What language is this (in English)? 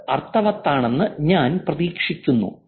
Malayalam